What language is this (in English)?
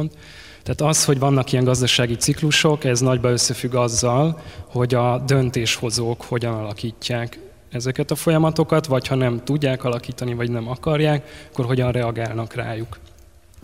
Hungarian